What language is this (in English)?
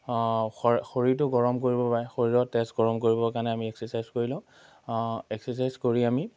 Assamese